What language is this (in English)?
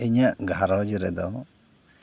Santali